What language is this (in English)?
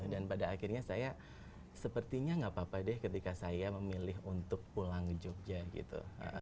Indonesian